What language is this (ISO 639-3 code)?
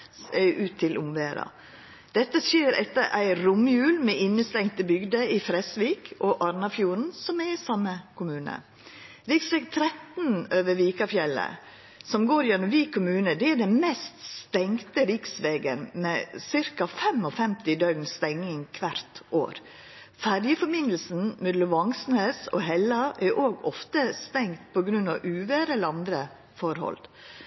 nno